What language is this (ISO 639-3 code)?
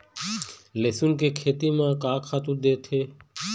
hne